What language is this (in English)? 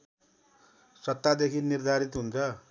Nepali